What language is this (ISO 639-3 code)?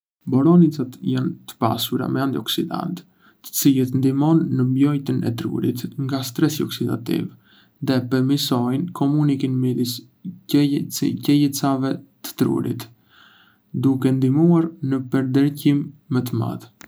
aae